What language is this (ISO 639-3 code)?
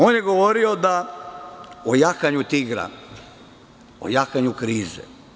srp